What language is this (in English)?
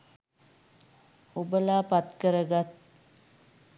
Sinhala